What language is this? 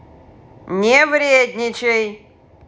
Russian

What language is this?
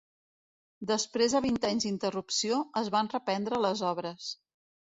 Catalan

